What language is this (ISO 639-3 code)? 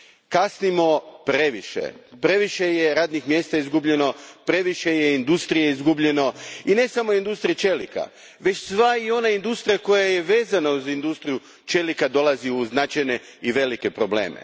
hrv